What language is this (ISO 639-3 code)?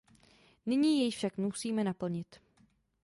ces